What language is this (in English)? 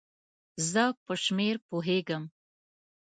Pashto